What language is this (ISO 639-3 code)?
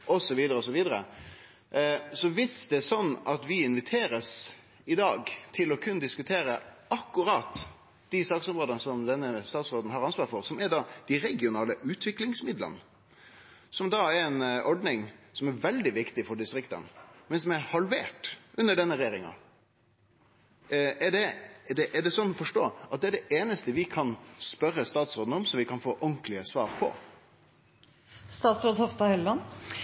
nno